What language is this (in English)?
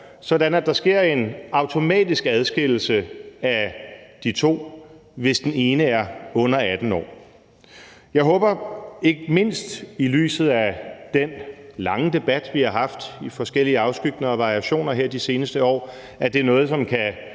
Danish